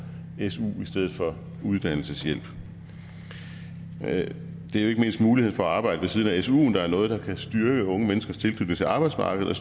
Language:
Danish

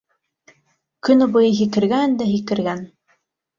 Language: Bashkir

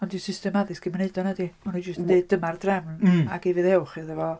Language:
Welsh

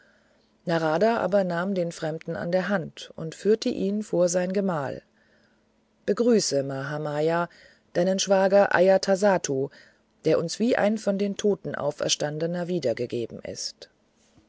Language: German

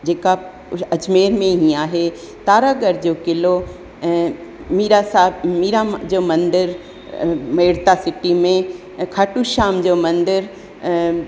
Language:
Sindhi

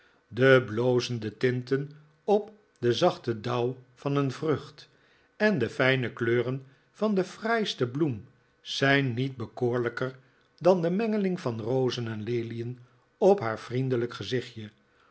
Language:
Dutch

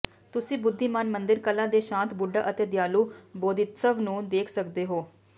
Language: Punjabi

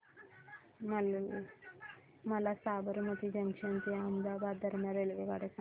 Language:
Marathi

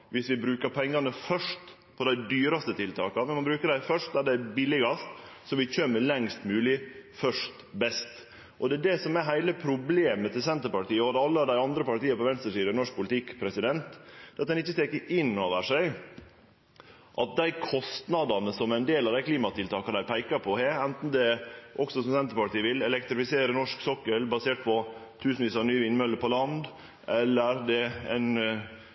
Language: Norwegian Nynorsk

